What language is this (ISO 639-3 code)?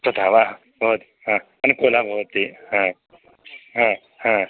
san